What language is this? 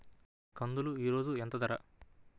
Telugu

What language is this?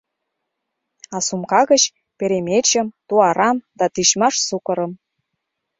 Mari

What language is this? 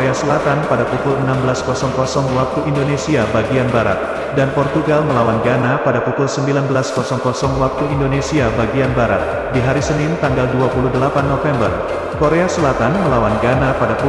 Indonesian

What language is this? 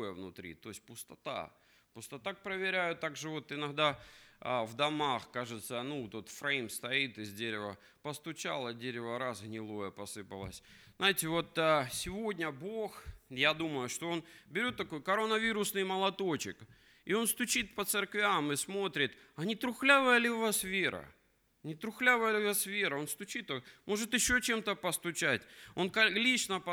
Russian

